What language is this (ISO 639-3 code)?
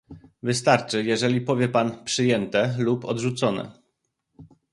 pol